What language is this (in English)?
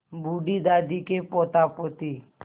Hindi